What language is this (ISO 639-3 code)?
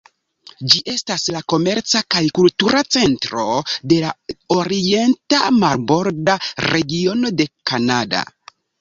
epo